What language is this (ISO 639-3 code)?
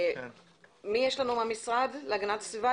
heb